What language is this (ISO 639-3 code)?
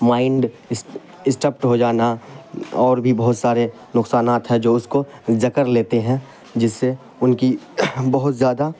urd